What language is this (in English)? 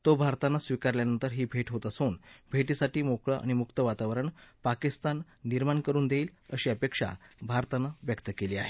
Marathi